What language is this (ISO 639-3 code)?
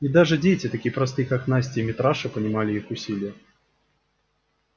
rus